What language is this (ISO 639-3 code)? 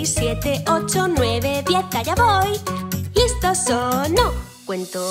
spa